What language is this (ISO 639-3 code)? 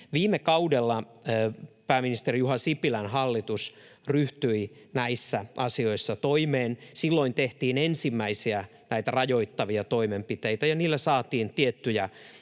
fin